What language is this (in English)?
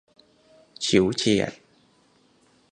Thai